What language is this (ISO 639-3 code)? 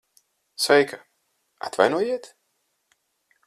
lav